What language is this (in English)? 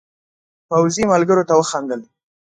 Pashto